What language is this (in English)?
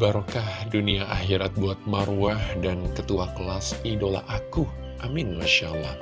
Indonesian